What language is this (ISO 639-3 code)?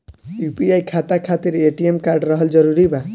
bho